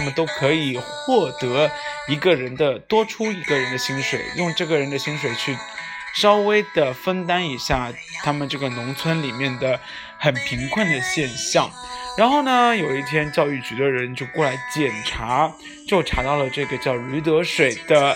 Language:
Chinese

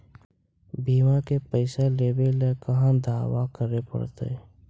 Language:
Magahi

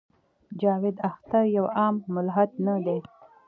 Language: Pashto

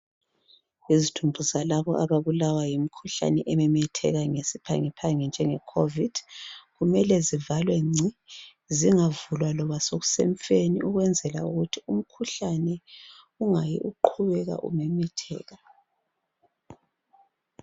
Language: North Ndebele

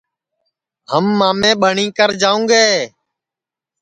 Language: Sansi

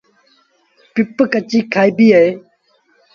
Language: Sindhi Bhil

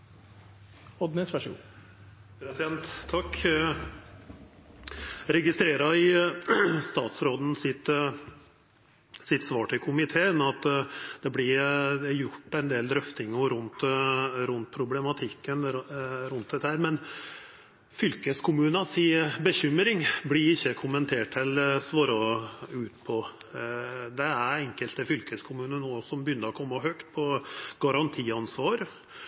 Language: Norwegian Nynorsk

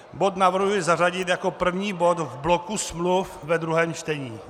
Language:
Czech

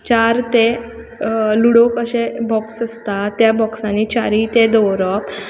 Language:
Konkani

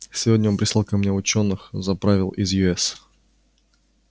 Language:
Russian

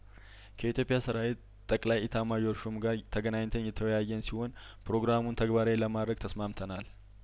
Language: Amharic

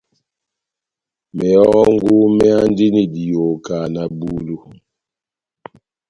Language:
Batanga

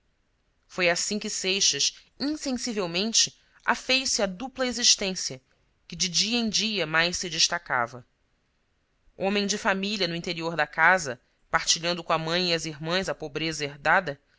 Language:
Portuguese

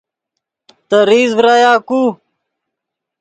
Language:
Yidgha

